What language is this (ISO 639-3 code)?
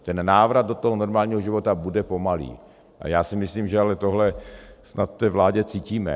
ces